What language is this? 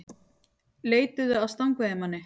Icelandic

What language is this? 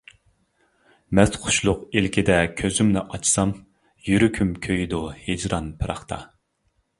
Uyghur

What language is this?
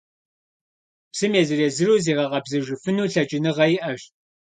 Kabardian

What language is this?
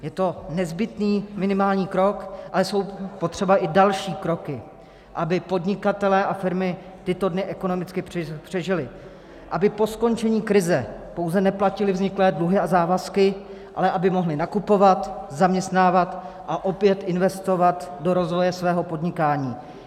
Czech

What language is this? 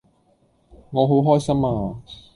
Cantonese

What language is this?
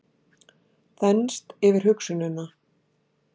Icelandic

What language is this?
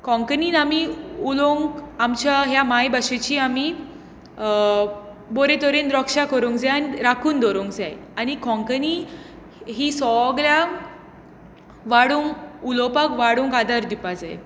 Konkani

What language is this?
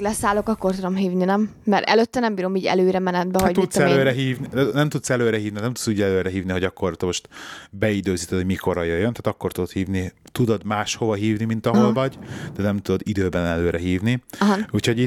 Hungarian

